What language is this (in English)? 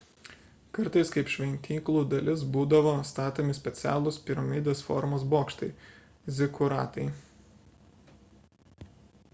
Lithuanian